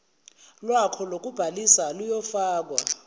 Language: Zulu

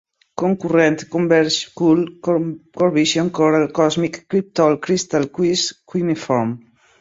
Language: Portuguese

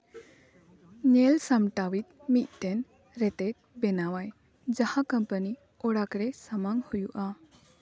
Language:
Santali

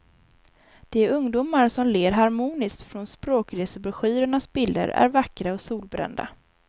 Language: Swedish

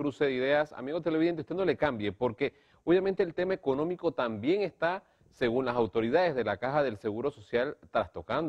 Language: Spanish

